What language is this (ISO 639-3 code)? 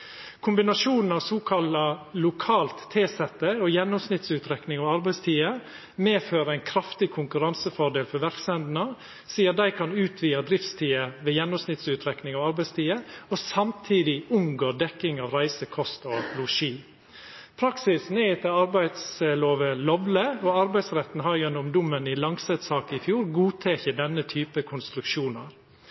nno